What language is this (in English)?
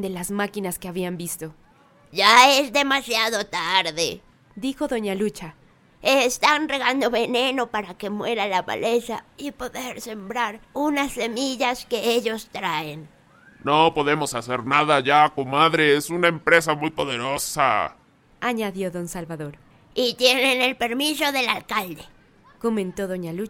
Spanish